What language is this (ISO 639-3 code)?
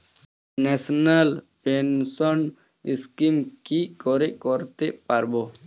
ben